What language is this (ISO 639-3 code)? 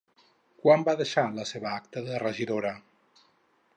cat